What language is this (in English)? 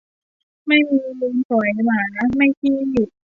Thai